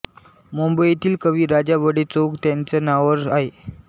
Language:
Marathi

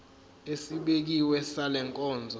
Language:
Zulu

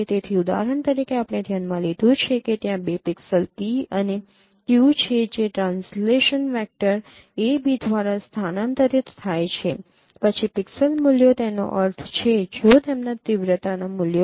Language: Gujarati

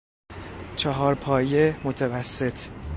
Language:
Persian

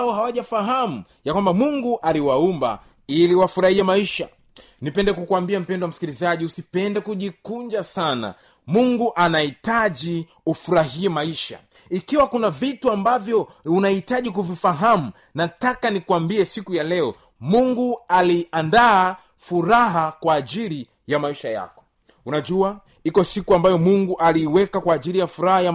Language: Swahili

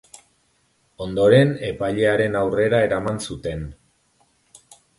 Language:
Basque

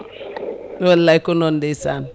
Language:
Fula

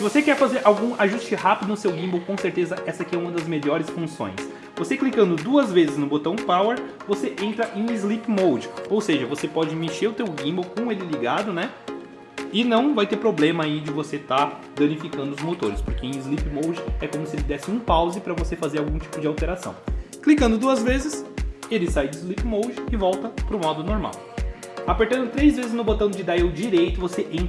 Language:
Portuguese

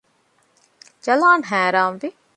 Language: Divehi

